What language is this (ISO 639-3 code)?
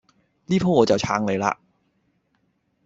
yue